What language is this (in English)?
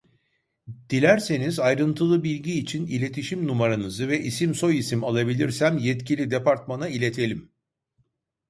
Turkish